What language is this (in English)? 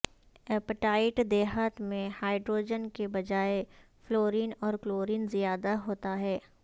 Urdu